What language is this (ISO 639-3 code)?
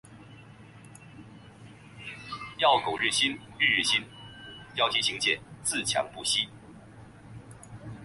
zho